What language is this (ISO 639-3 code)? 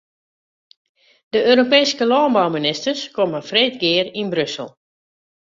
fry